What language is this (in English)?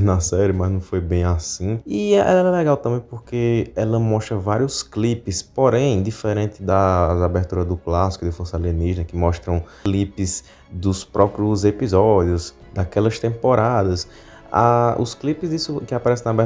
Portuguese